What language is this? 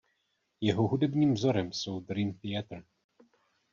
Czech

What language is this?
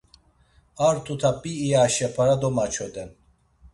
Laz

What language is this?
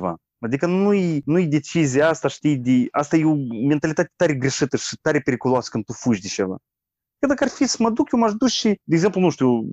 Romanian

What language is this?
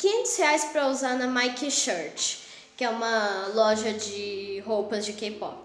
Portuguese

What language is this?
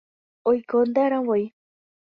Guarani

